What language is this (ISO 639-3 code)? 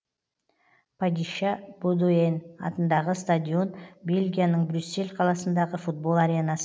kaz